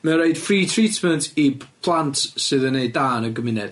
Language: Welsh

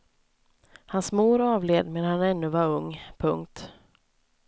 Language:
Swedish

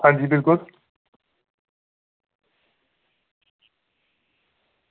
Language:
Dogri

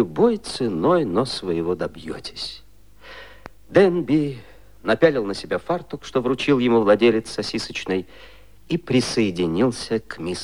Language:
Russian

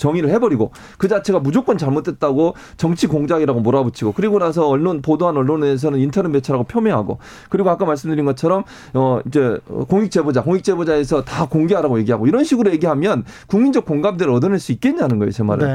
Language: Korean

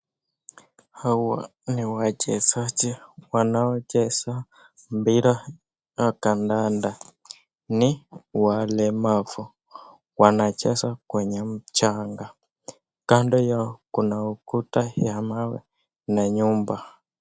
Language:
Swahili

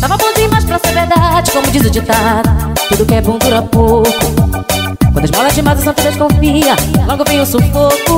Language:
Portuguese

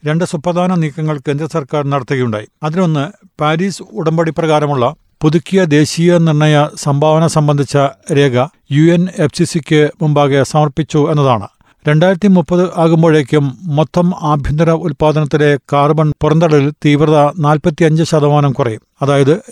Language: Malayalam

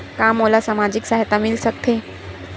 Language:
Chhattisgarhi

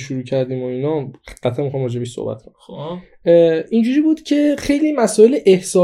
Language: Persian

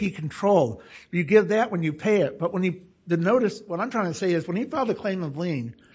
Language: English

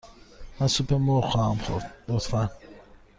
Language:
Persian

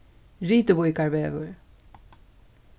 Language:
Faroese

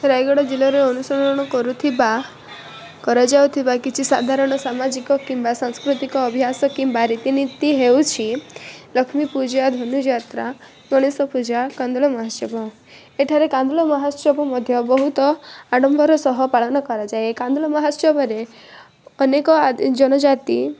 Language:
Odia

